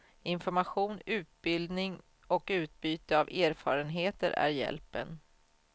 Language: Swedish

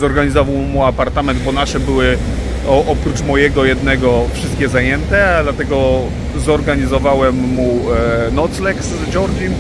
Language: Polish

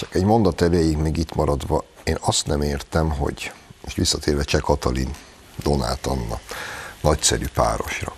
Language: Hungarian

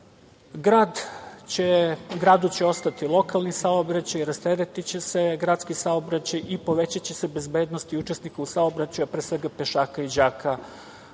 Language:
Serbian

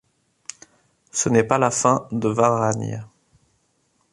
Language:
French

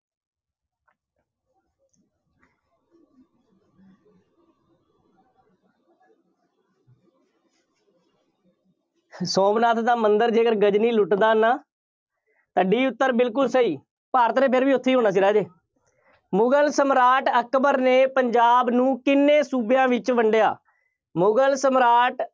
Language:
Punjabi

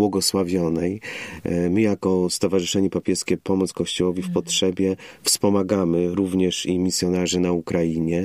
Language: Polish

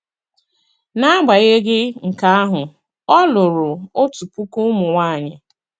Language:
Igbo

